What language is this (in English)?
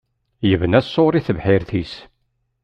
Kabyle